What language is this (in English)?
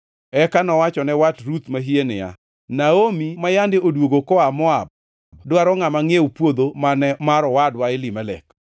Luo (Kenya and Tanzania)